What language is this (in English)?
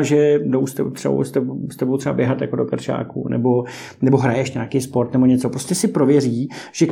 Czech